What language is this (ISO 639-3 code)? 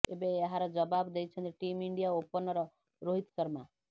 ori